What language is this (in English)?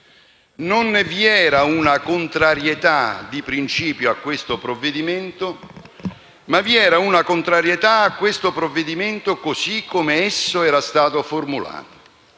Italian